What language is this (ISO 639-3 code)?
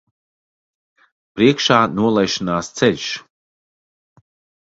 lav